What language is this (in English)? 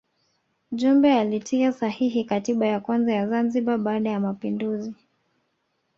Swahili